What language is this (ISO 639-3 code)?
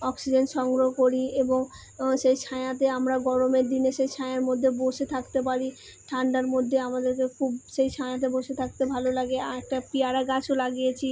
ben